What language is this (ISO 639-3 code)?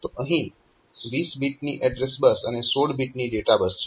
guj